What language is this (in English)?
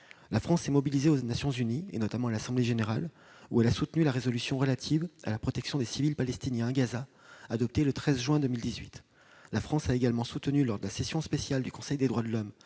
French